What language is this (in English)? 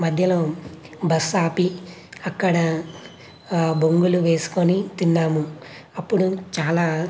Telugu